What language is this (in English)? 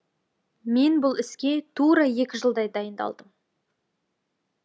Kazakh